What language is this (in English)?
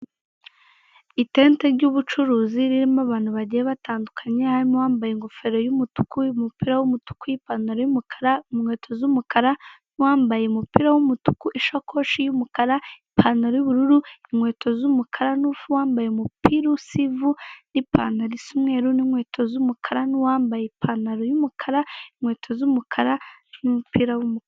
Kinyarwanda